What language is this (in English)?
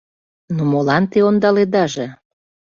Mari